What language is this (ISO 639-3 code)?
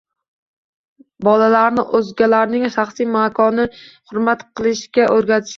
uzb